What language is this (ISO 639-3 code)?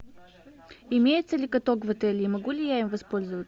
rus